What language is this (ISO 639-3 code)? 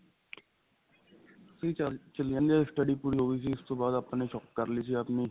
pan